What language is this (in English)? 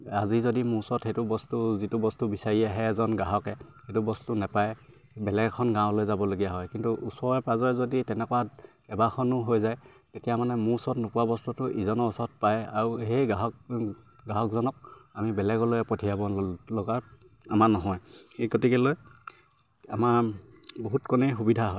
Assamese